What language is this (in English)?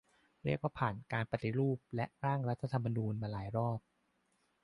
Thai